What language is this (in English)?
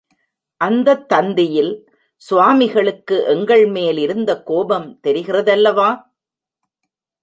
Tamil